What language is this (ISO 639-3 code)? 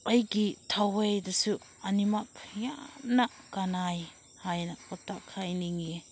mni